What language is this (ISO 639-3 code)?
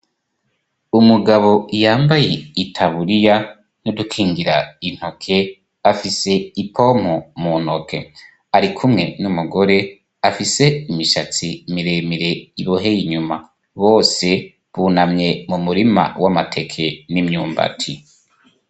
run